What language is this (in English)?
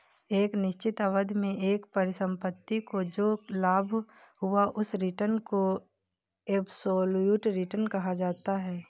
Hindi